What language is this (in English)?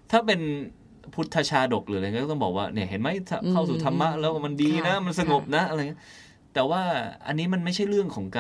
Thai